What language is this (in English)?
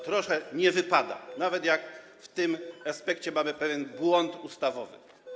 Polish